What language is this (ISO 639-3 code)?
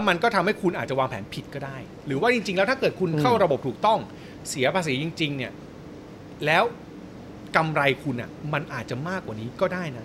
tha